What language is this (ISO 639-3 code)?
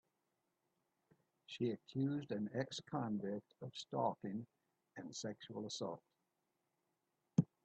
eng